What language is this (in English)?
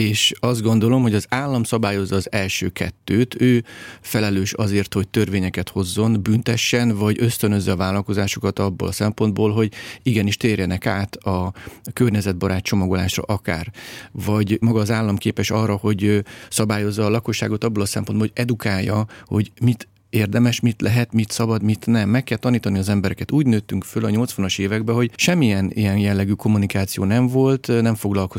Hungarian